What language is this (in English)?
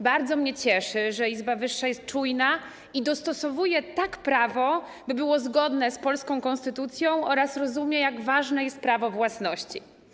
Polish